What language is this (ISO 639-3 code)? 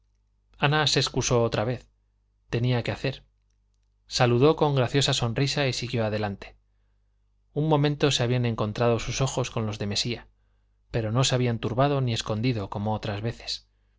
spa